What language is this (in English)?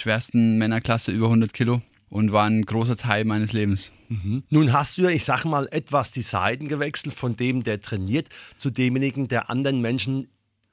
German